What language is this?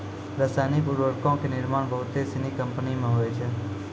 Maithili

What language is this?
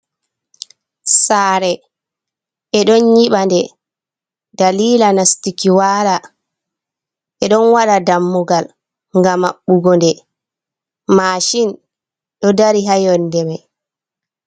Fula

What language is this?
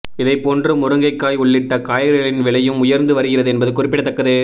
Tamil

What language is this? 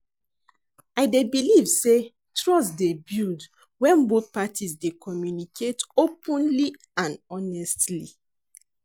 Nigerian Pidgin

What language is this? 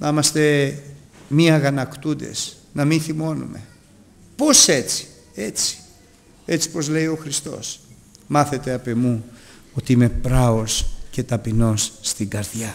Greek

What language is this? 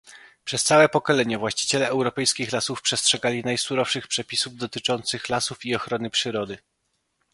Polish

